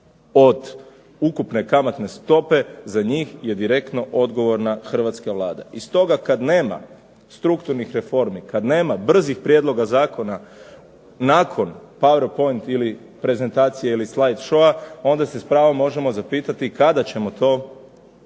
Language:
Croatian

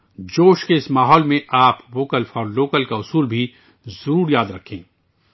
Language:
Urdu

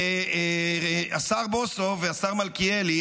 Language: Hebrew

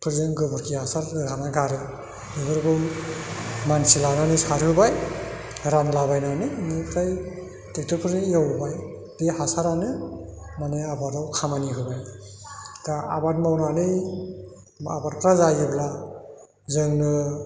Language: Bodo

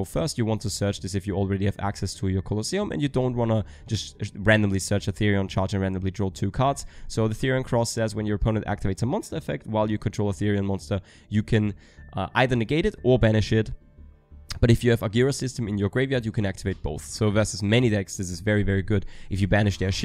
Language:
English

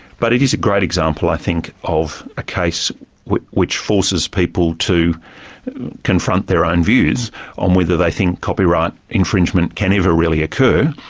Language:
English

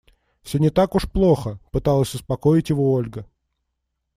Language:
Russian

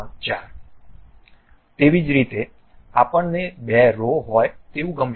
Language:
Gujarati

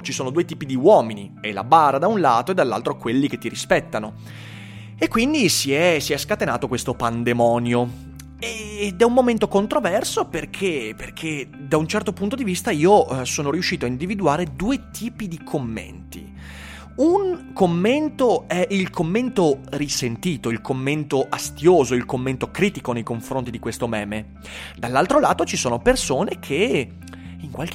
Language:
Italian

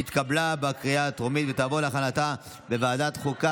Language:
Hebrew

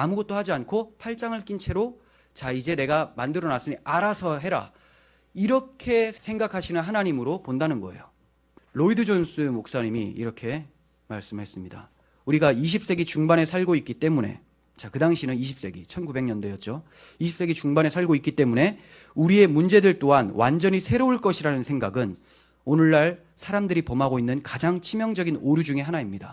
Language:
Korean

